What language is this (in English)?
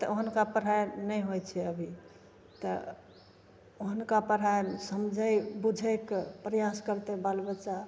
Maithili